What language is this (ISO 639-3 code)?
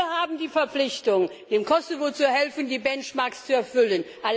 deu